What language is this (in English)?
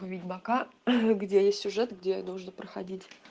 Russian